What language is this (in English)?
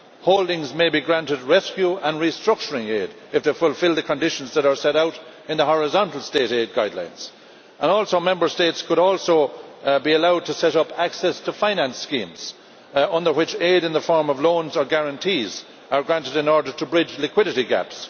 English